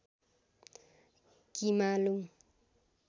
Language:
Nepali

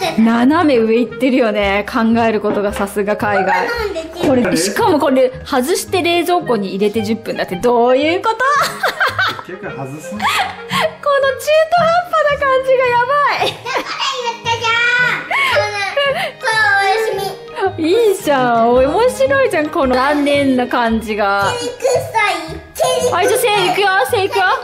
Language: Japanese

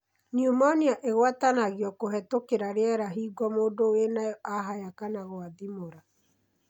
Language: Kikuyu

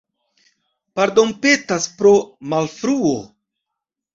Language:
Esperanto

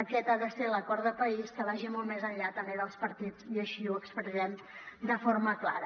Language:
Catalan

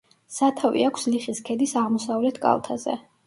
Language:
Georgian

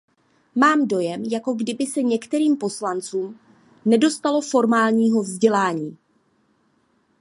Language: Czech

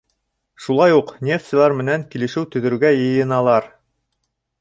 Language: Bashkir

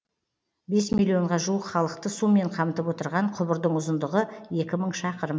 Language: Kazakh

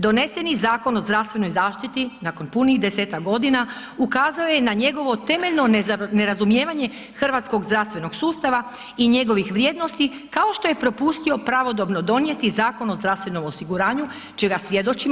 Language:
Croatian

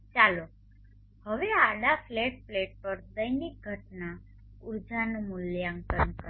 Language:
Gujarati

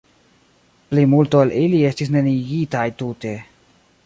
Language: Esperanto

